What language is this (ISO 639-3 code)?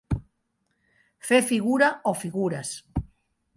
cat